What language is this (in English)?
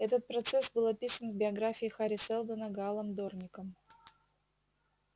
Russian